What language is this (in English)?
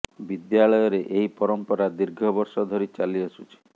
Odia